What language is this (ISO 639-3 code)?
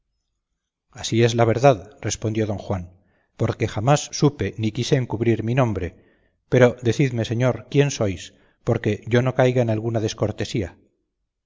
spa